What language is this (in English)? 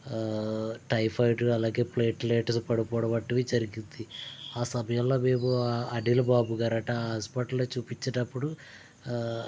Telugu